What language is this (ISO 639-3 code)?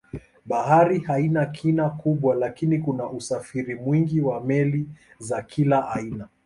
swa